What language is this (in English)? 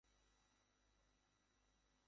Bangla